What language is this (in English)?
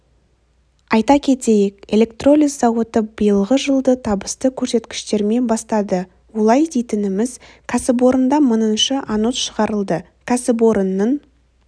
Kazakh